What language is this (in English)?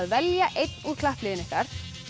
Icelandic